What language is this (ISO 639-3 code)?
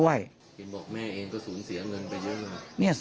tha